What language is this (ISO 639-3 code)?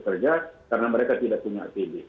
ind